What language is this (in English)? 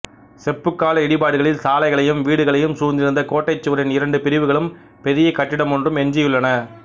Tamil